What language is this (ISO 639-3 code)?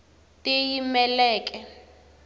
tso